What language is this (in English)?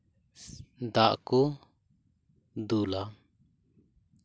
Santali